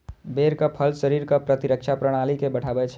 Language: Maithili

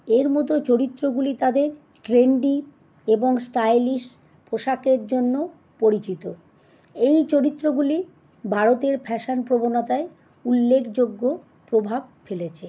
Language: Bangla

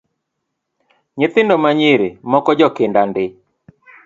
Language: Luo (Kenya and Tanzania)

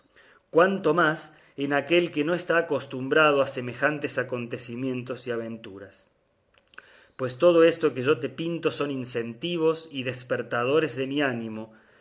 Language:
Spanish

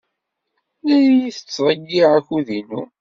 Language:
Kabyle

